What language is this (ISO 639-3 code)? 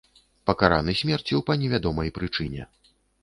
bel